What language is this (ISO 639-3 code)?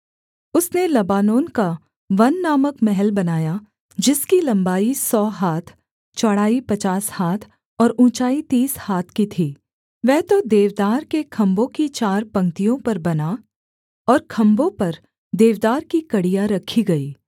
hin